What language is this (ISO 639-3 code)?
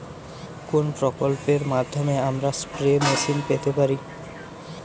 ben